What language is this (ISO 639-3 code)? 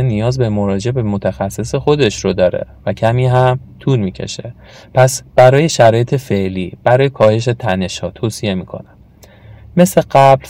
fas